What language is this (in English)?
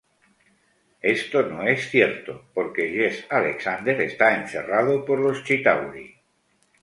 Spanish